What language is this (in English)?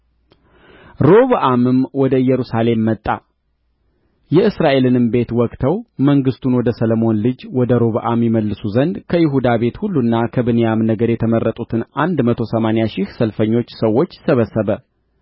Amharic